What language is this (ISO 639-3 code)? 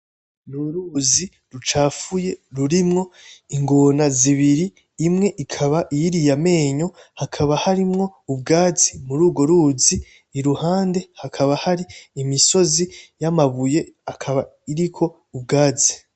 run